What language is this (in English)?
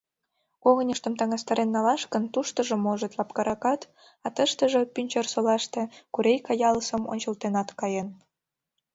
Mari